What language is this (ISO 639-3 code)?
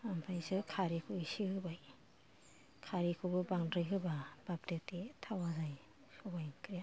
brx